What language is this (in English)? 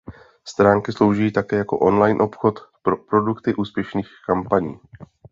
Czech